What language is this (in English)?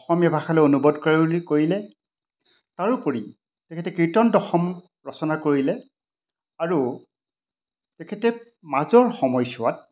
Assamese